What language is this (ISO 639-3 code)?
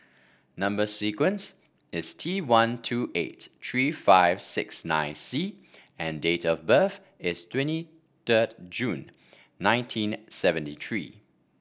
eng